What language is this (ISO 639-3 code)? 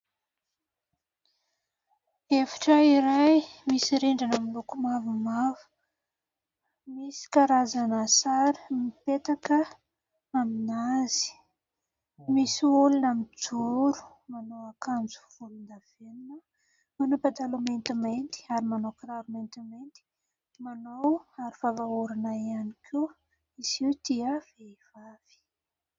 mlg